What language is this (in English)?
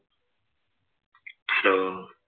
Malayalam